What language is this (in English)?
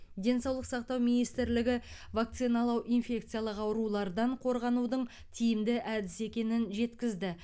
Kazakh